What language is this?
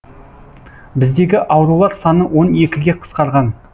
Kazakh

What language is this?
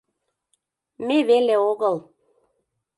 Mari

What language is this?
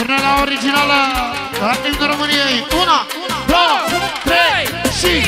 Romanian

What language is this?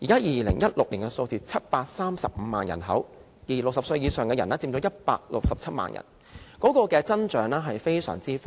Cantonese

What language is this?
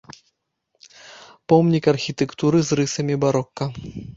Belarusian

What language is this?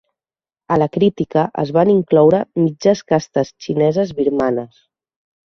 Catalan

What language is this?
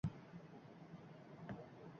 Uzbek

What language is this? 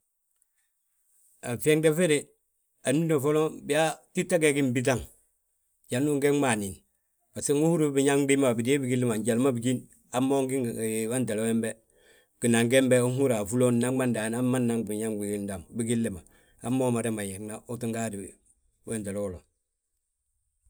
Balanta-Ganja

